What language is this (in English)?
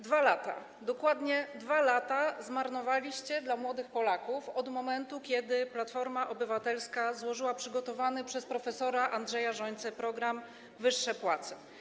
Polish